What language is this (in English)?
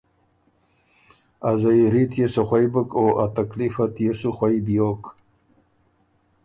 Ormuri